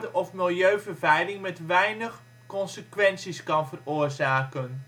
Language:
Dutch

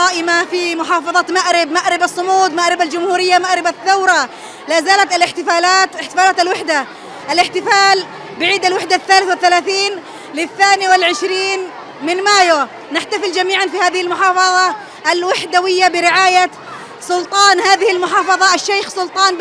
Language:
Arabic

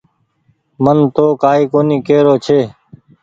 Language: Goaria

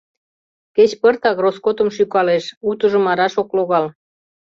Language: Mari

